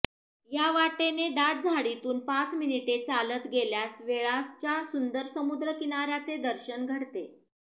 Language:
Marathi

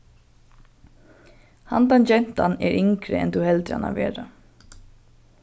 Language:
Faroese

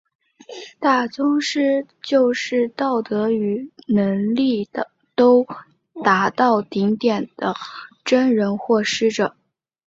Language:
Chinese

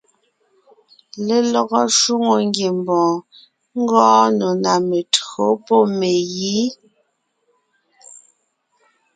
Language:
Ngiemboon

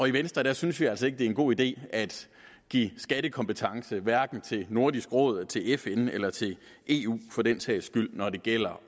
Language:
Danish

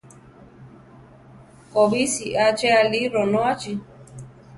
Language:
Central Tarahumara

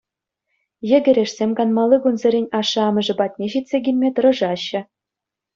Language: Chuvash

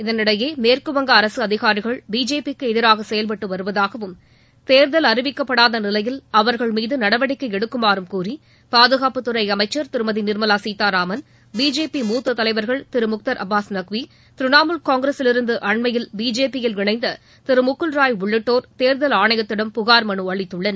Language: Tamil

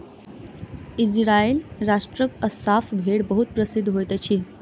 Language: Maithili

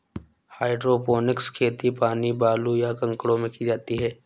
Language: Hindi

